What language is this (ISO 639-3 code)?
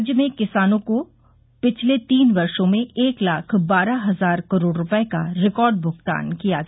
hin